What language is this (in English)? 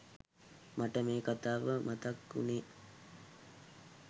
Sinhala